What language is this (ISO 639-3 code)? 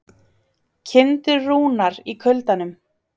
isl